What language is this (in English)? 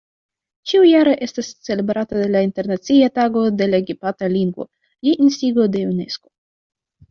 Esperanto